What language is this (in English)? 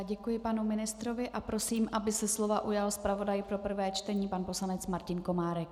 Czech